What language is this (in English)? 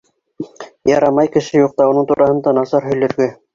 Bashkir